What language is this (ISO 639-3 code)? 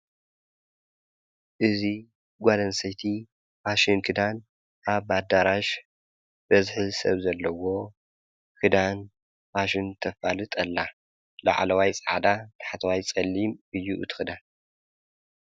tir